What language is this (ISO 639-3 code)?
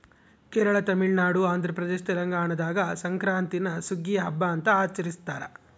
kan